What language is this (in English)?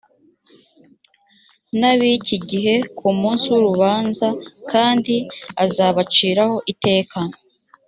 Kinyarwanda